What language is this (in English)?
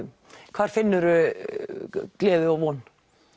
Icelandic